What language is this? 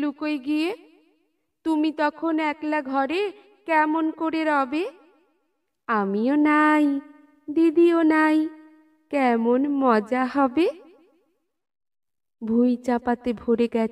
Hindi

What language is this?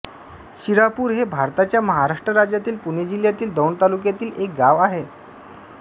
Marathi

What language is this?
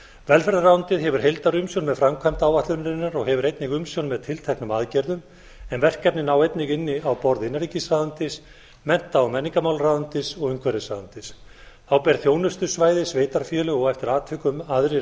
Icelandic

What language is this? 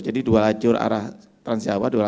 Indonesian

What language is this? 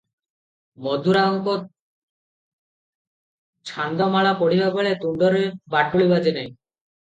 Odia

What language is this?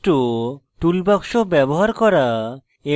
Bangla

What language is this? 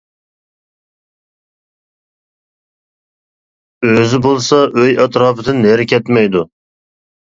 Uyghur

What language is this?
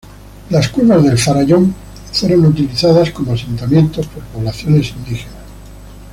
Spanish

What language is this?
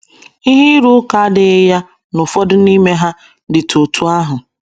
Igbo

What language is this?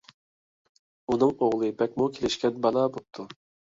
Uyghur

